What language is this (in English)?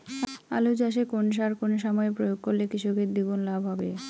Bangla